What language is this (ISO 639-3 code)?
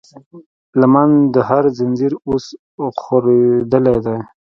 pus